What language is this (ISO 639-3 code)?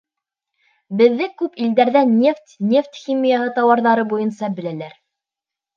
bak